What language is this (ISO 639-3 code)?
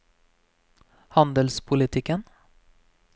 nor